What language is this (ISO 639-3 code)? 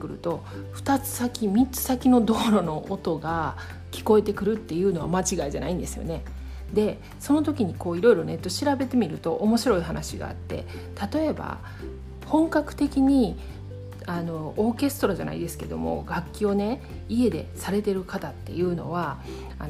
jpn